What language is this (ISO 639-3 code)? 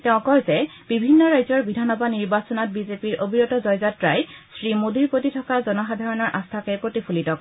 asm